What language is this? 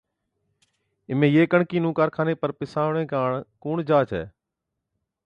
Od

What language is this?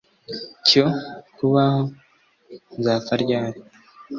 Kinyarwanda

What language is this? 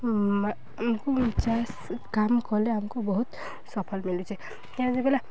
Odia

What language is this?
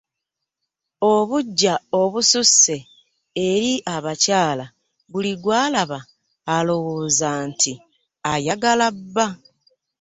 Ganda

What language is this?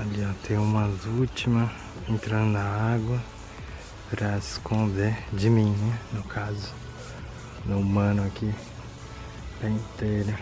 Portuguese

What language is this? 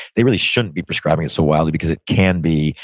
English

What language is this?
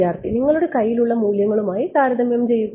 Malayalam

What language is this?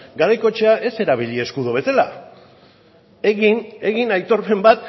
Basque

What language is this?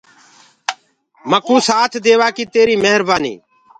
Gurgula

